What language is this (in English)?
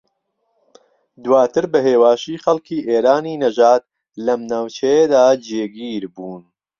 Central Kurdish